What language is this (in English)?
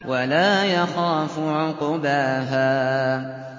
Arabic